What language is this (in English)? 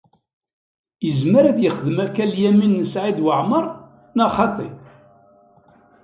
Kabyle